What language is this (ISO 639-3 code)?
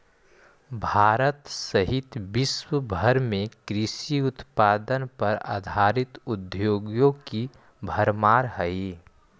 mag